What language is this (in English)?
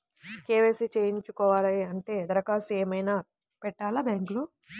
Telugu